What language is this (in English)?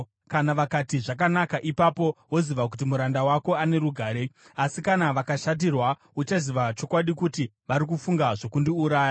Shona